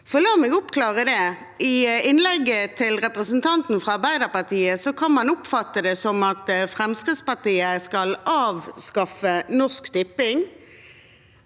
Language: Norwegian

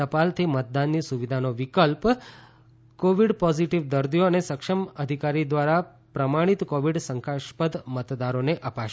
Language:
Gujarati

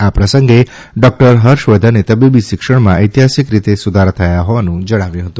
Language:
Gujarati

